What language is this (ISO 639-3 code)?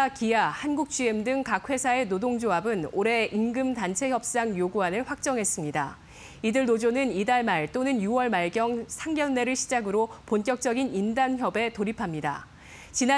kor